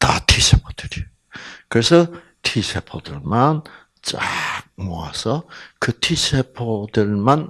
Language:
Korean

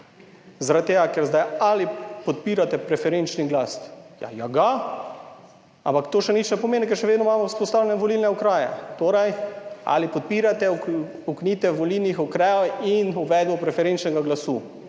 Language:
Slovenian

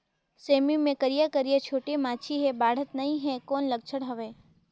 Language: Chhattisgarhi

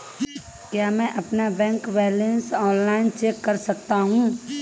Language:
Hindi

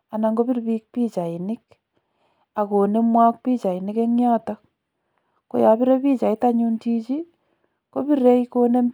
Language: Kalenjin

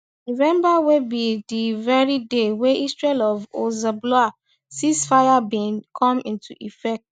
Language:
Nigerian Pidgin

